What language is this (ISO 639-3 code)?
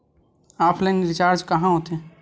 hne